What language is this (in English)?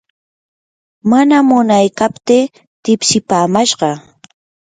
Yanahuanca Pasco Quechua